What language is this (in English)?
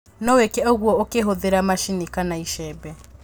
Kikuyu